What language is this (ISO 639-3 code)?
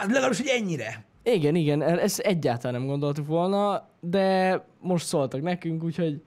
hun